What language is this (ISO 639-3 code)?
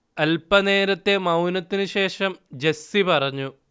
mal